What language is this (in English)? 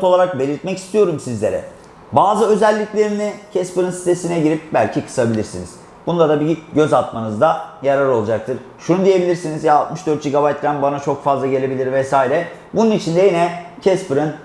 Turkish